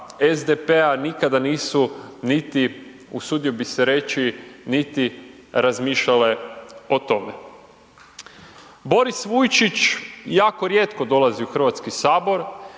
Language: Croatian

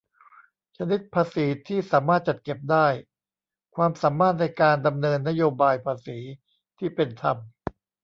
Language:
Thai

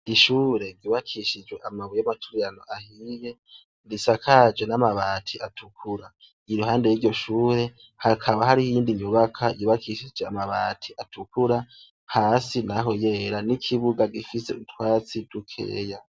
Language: Rundi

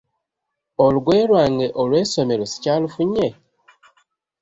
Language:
Ganda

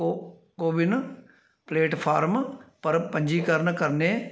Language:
Dogri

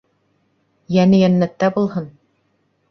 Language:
Bashkir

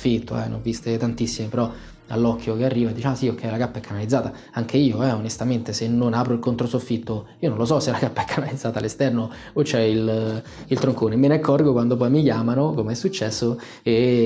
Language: Italian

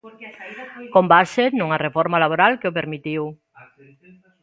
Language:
Galician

